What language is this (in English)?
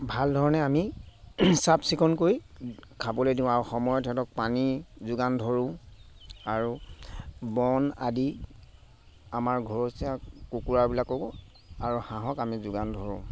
Assamese